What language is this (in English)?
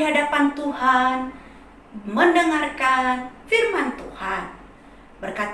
Indonesian